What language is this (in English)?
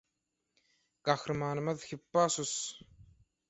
Turkmen